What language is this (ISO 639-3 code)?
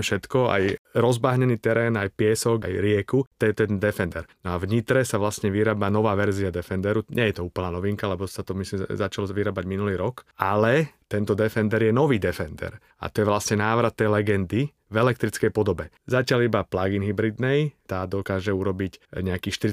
slk